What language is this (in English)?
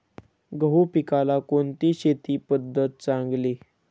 Marathi